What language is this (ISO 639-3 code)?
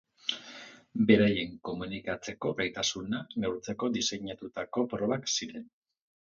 eus